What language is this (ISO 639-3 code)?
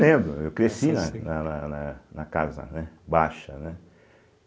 por